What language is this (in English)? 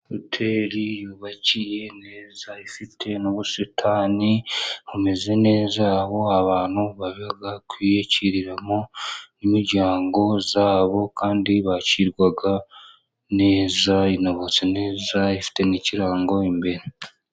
Kinyarwanda